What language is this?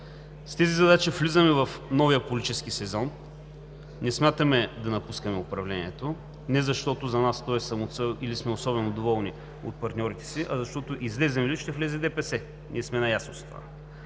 Bulgarian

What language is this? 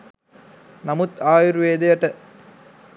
Sinhala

